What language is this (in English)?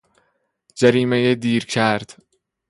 Persian